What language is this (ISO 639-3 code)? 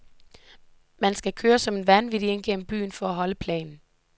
dan